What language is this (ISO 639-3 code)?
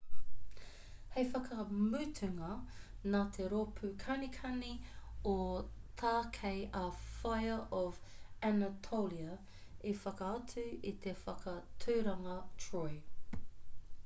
mri